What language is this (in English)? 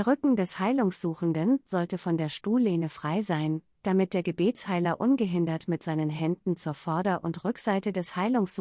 German